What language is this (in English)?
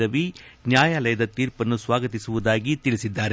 Kannada